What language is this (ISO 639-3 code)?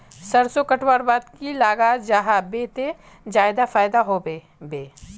mag